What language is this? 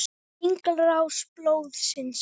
Icelandic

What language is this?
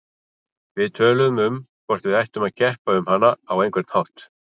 Icelandic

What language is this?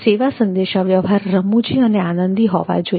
Gujarati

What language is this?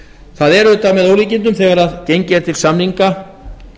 Icelandic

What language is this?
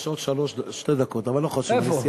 Hebrew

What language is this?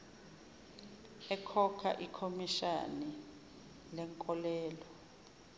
Zulu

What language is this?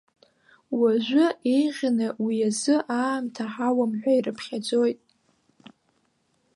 Abkhazian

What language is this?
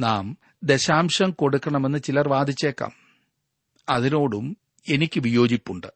Malayalam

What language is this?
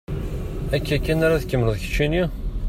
Kabyle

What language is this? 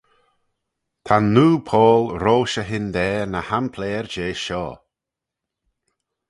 Manx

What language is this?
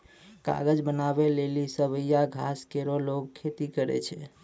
Maithili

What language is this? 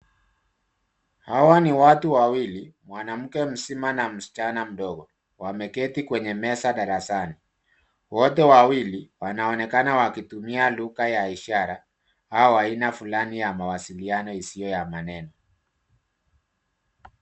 Swahili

